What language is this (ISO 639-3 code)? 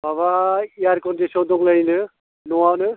brx